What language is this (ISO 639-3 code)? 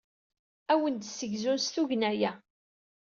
kab